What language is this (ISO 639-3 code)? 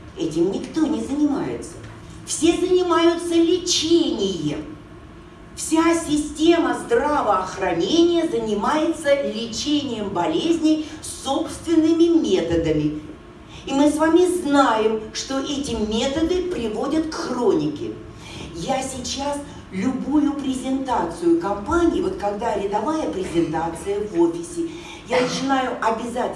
rus